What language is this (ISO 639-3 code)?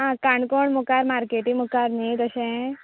kok